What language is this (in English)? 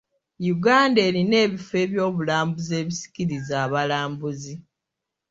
Ganda